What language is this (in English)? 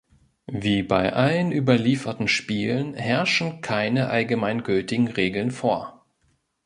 German